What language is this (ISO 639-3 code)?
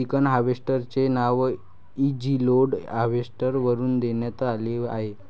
mar